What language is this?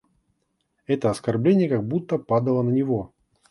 Russian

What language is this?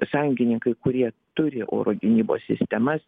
Lithuanian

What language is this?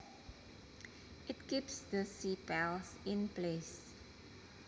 Javanese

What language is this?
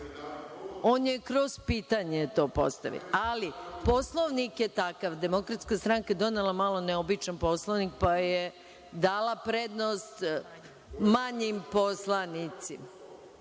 Serbian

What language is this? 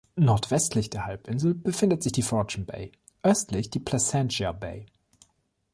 German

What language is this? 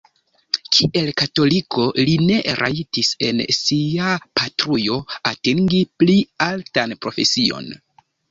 Esperanto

